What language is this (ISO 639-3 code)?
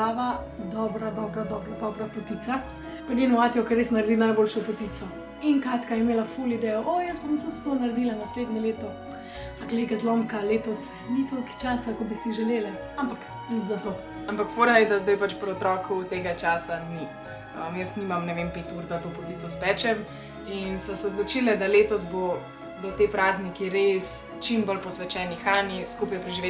slv